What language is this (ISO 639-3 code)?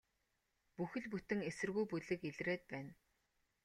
mon